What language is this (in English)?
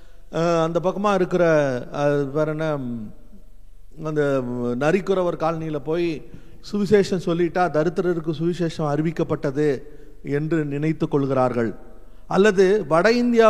Tamil